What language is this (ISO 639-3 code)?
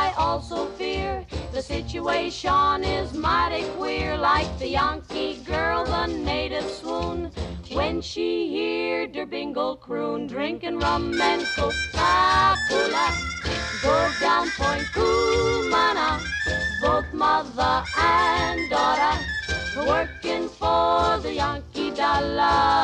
nld